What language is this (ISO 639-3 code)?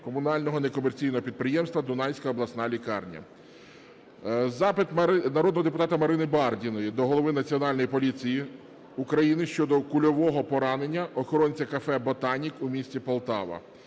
ukr